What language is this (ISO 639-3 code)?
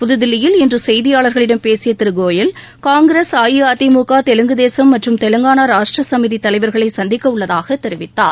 tam